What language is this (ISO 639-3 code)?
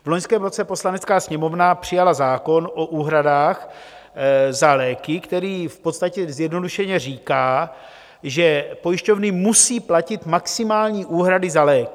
ces